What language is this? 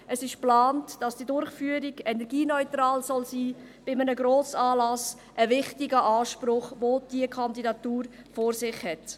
Swiss German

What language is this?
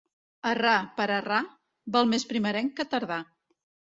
Catalan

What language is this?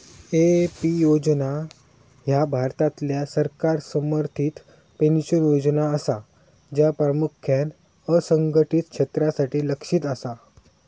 Marathi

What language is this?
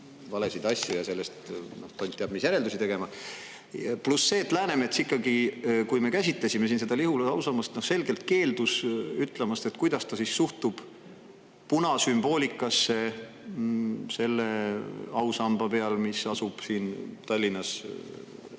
Estonian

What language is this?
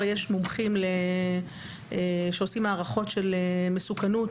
Hebrew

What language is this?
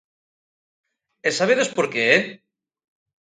Galician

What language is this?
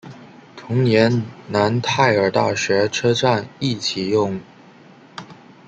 Chinese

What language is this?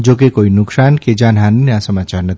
Gujarati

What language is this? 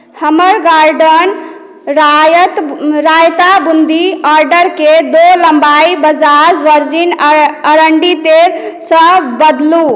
Maithili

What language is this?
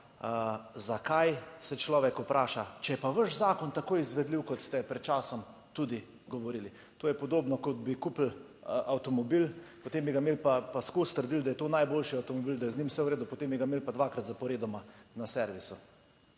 Slovenian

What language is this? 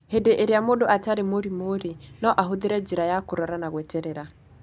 Kikuyu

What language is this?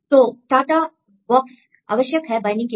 Hindi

